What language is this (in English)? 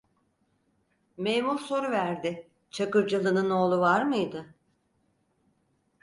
Turkish